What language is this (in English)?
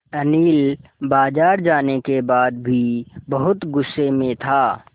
Hindi